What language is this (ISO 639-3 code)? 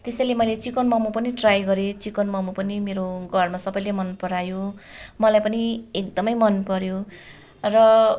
nep